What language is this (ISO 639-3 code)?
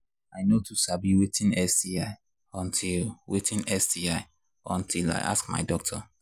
pcm